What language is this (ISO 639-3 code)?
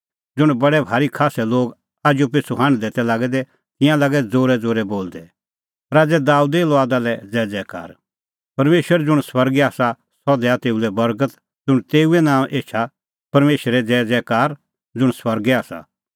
kfx